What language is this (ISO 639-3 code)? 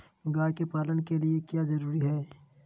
mag